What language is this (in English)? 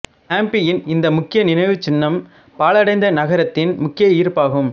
Tamil